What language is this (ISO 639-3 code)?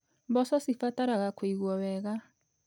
kik